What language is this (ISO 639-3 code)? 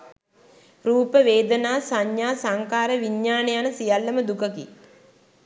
sin